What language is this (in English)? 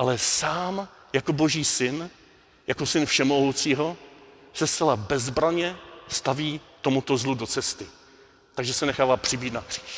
Czech